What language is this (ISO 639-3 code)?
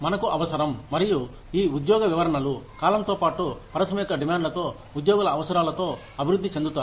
tel